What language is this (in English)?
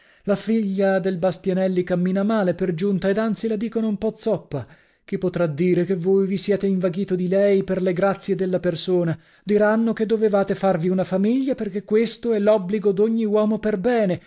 Italian